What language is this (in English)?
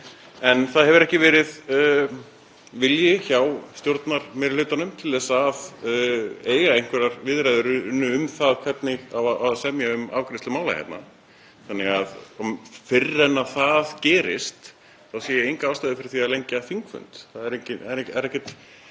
Icelandic